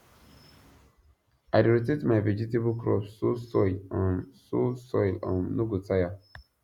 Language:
Nigerian Pidgin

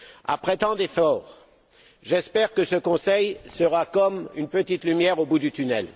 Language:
French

